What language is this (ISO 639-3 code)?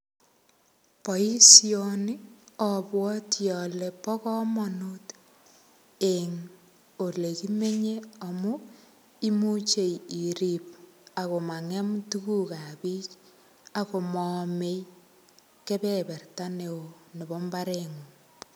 kln